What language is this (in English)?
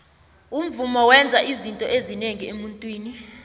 South Ndebele